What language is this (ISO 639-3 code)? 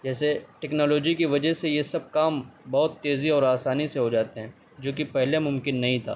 urd